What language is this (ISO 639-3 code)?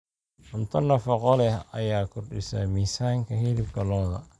som